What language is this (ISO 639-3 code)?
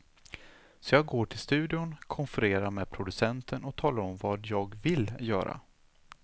swe